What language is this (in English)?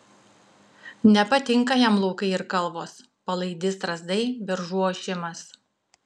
Lithuanian